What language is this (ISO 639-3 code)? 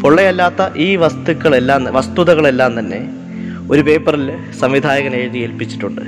mal